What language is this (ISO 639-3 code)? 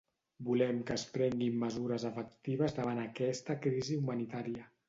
cat